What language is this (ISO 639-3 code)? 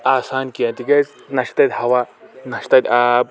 kas